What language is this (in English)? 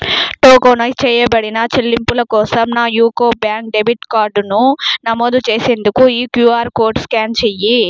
Telugu